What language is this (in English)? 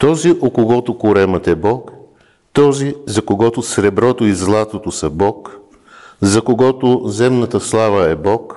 Bulgarian